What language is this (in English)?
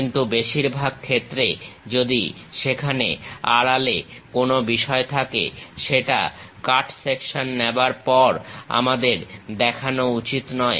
Bangla